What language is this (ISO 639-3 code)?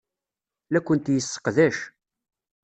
kab